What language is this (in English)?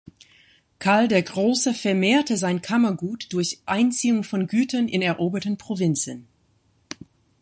German